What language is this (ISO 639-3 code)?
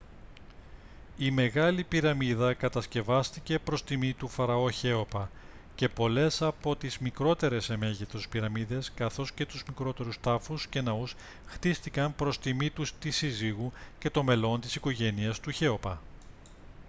ell